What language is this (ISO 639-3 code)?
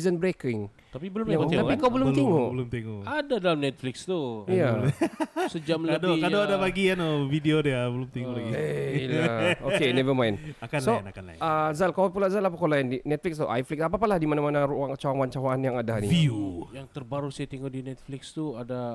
msa